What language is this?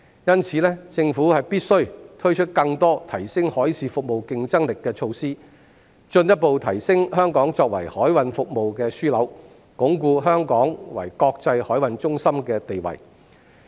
Cantonese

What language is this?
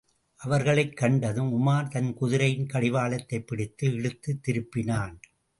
Tamil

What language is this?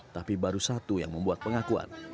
Indonesian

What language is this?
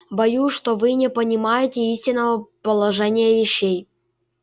Russian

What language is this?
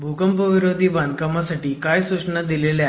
Marathi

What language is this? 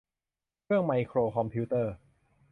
Thai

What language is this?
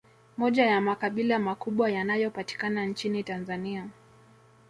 Swahili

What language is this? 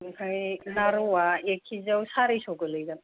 Bodo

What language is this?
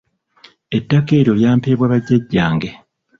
Ganda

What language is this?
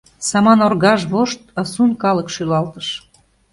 Mari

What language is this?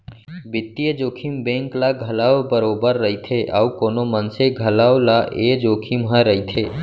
Chhattisgarhi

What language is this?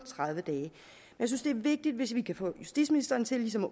Danish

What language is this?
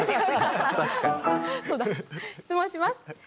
Japanese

